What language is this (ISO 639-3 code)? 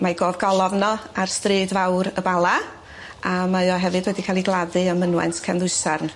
cym